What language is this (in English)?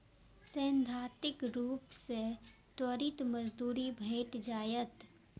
Maithili